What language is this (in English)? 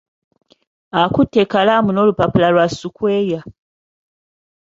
Ganda